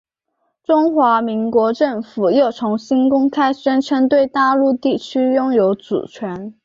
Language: Chinese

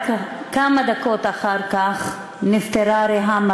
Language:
Hebrew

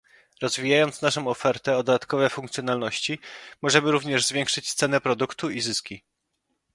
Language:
Polish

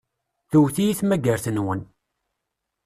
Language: Kabyle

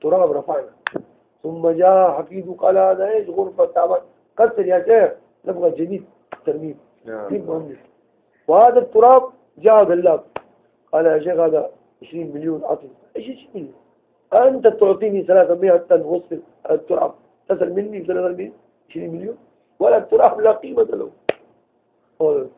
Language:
Arabic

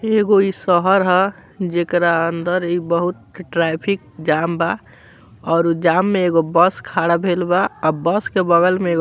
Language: Bhojpuri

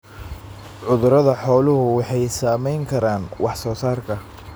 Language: Somali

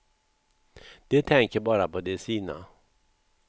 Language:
Swedish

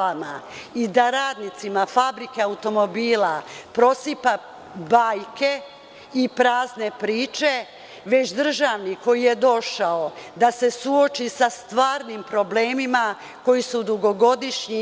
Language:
Serbian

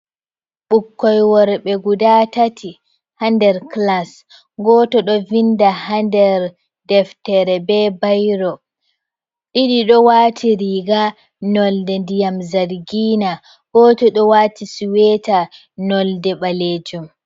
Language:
Fula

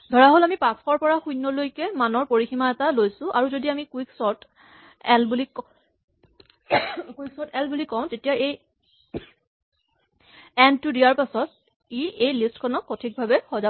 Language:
Assamese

